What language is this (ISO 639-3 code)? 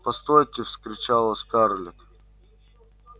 rus